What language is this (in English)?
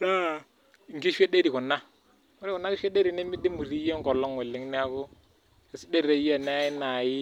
Masai